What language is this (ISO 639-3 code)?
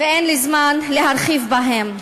heb